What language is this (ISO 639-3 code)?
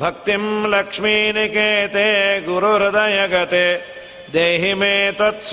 kan